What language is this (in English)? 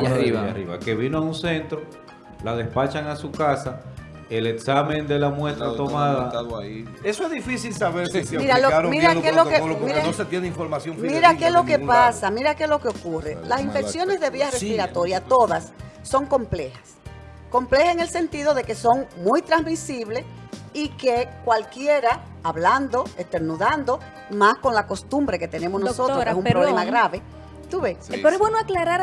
Spanish